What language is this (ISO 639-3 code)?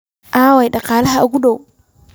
som